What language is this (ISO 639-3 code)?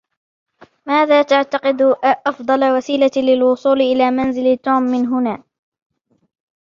ara